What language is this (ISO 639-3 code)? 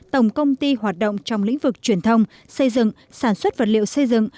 vie